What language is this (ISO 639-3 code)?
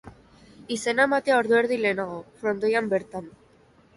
eus